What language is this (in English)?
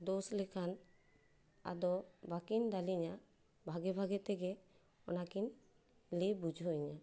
Santali